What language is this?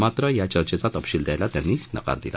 Marathi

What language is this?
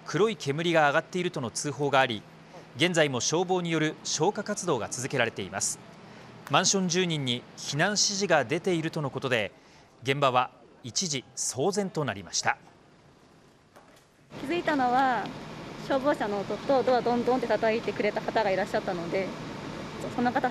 Japanese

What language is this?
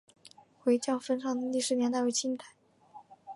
Chinese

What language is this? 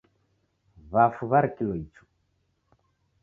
Taita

